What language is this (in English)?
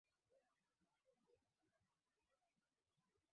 Swahili